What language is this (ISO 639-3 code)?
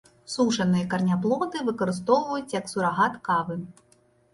bel